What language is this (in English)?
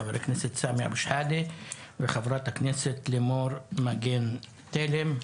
Hebrew